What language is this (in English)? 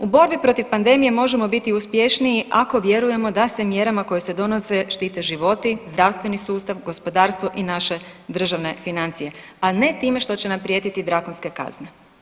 Croatian